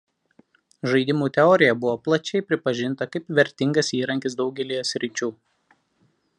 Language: Lithuanian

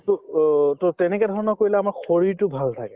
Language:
Assamese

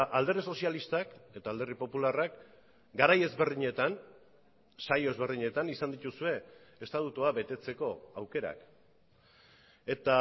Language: Basque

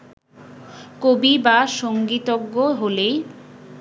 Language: Bangla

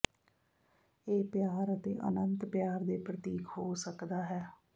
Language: Punjabi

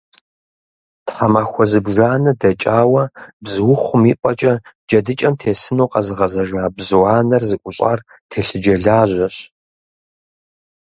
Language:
Kabardian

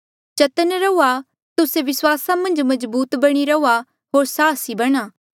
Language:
Mandeali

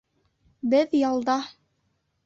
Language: Bashkir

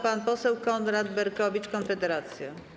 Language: Polish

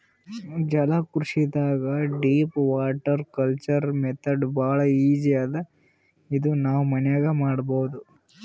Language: Kannada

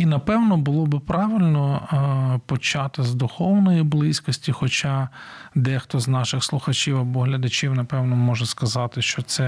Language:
Ukrainian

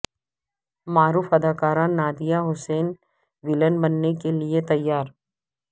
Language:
Urdu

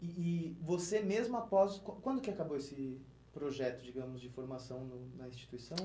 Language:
Portuguese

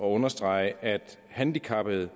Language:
Danish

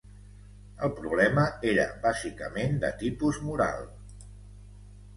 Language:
Catalan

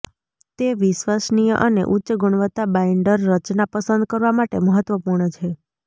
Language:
Gujarati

